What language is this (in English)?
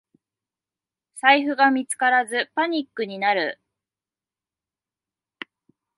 Japanese